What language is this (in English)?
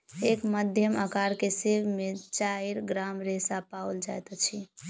Maithili